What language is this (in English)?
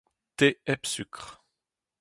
Breton